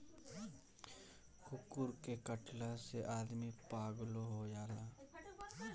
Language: Bhojpuri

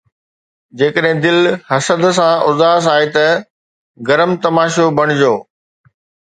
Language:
Sindhi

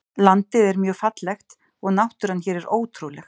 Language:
Icelandic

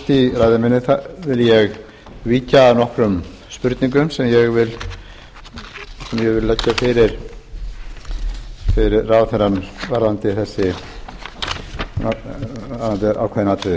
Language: Icelandic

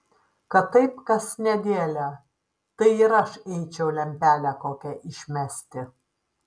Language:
Lithuanian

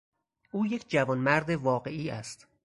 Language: Persian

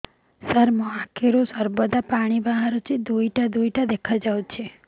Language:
Odia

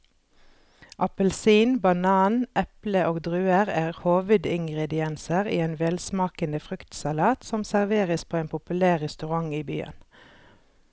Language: Norwegian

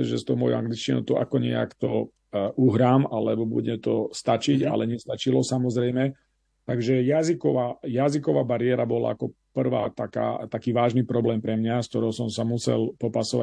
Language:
Slovak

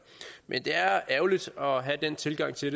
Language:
Danish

